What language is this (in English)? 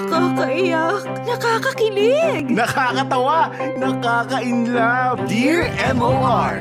Filipino